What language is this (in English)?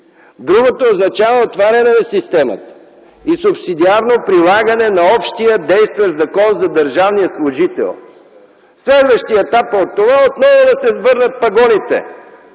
Bulgarian